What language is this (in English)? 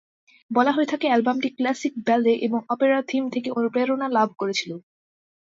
Bangla